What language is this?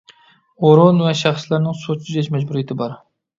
Uyghur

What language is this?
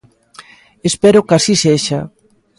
Galician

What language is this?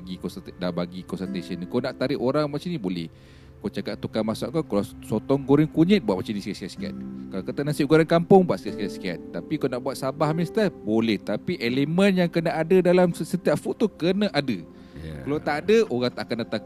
Malay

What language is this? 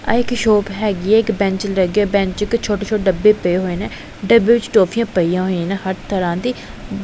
Punjabi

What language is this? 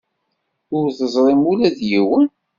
Kabyle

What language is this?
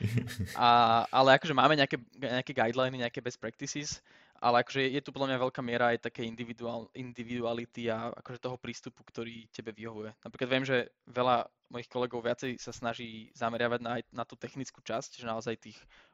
Slovak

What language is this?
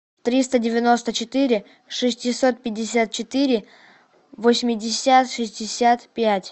Russian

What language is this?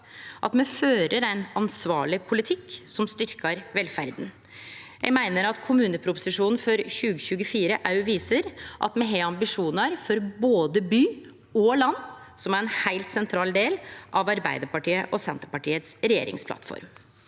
Norwegian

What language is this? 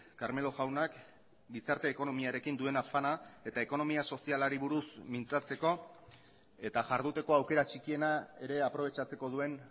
Basque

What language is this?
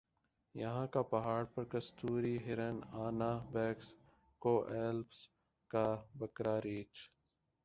Urdu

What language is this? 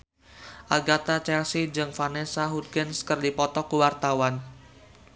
Sundanese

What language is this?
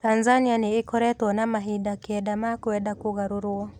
Kikuyu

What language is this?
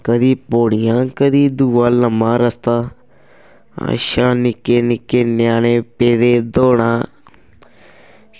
Dogri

